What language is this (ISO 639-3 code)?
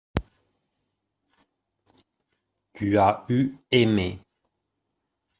fra